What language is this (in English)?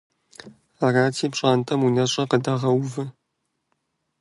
Kabardian